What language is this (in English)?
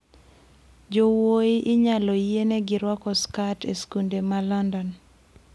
Luo (Kenya and Tanzania)